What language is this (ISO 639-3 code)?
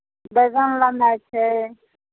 mai